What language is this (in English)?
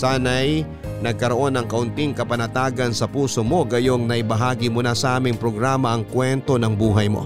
Filipino